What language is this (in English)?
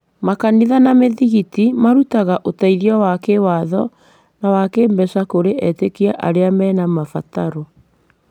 Kikuyu